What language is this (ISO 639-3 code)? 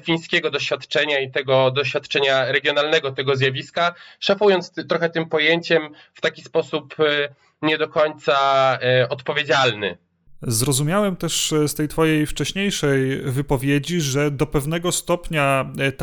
pol